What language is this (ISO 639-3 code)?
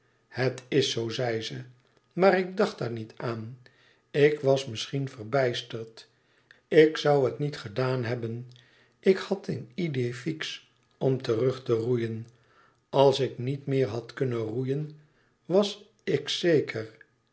nld